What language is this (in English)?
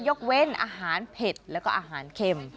Thai